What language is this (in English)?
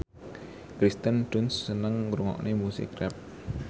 Javanese